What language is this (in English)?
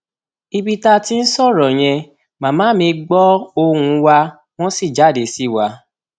Yoruba